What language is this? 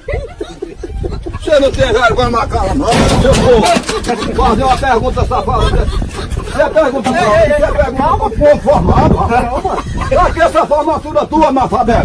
Portuguese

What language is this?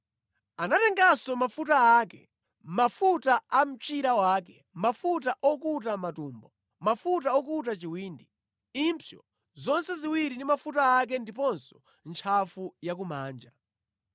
Nyanja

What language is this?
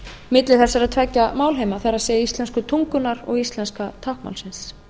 Icelandic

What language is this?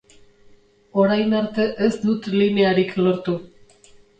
Basque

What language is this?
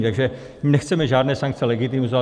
Czech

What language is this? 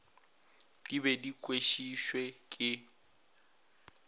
Northern Sotho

